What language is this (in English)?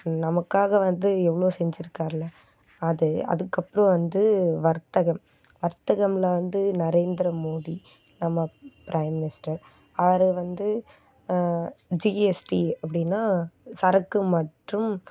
Tamil